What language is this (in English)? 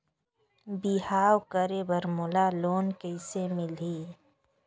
Chhattisgarhi